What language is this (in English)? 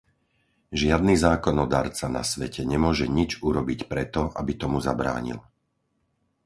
Slovak